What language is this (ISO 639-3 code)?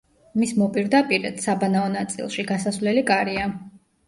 kat